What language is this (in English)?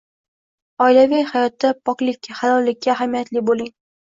Uzbek